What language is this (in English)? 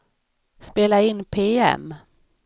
Swedish